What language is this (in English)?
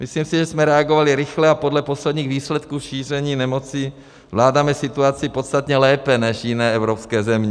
Czech